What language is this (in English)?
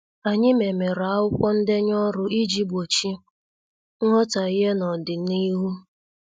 Igbo